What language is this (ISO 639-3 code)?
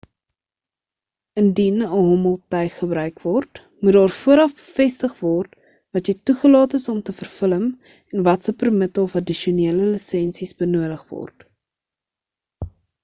afr